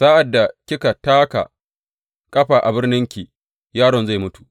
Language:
Hausa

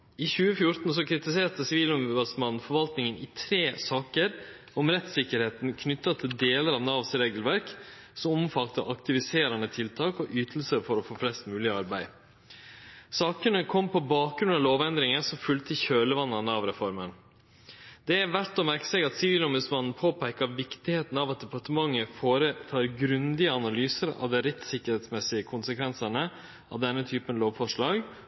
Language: Norwegian Nynorsk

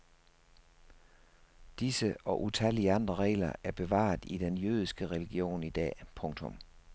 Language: Danish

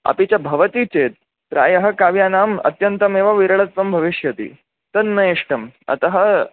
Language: Sanskrit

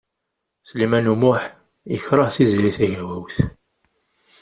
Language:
Kabyle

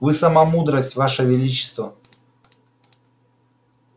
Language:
Russian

